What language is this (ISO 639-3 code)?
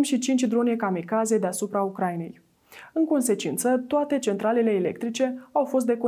ron